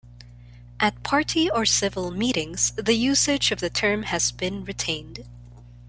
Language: English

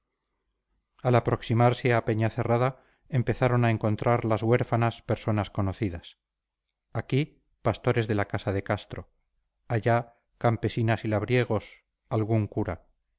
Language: Spanish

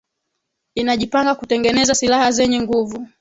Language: Swahili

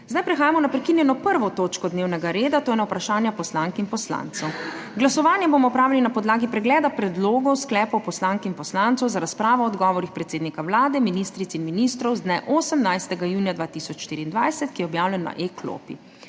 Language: Slovenian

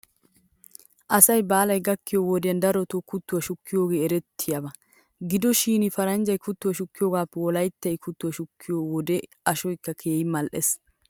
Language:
Wolaytta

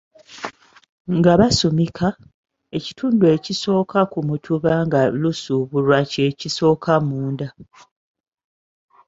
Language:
Ganda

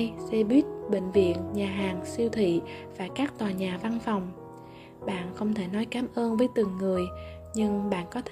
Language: Vietnamese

